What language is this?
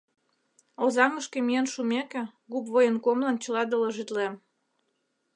Mari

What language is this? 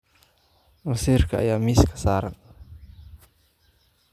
Somali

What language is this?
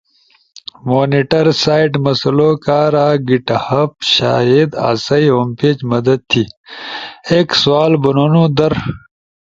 Ushojo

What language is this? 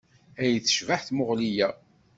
Kabyle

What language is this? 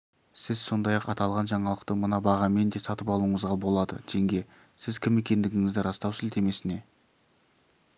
Kazakh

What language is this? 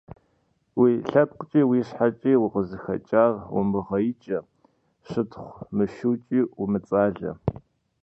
Kabardian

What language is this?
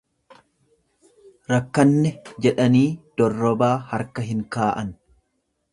Oromo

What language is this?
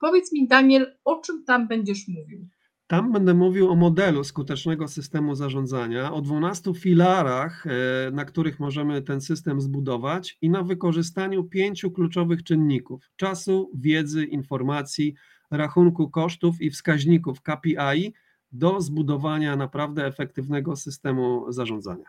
Polish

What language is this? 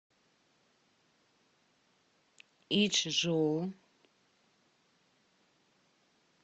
Russian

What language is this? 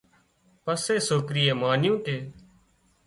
Wadiyara Koli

